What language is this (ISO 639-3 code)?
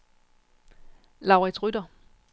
dan